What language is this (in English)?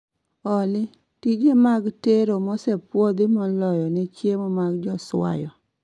Luo (Kenya and Tanzania)